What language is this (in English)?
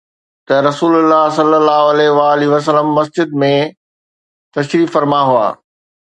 Sindhi